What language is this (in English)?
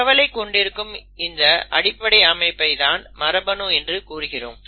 Tamil